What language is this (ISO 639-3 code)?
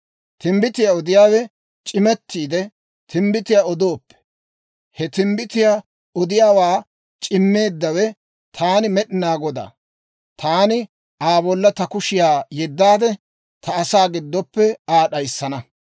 dwr